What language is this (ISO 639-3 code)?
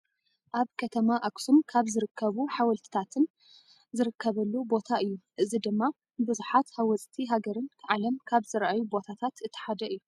tir